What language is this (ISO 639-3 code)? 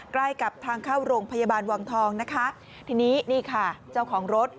tha